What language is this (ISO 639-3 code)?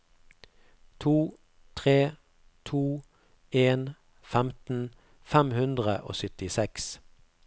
nor